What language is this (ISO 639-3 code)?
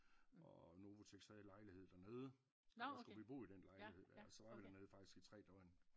dan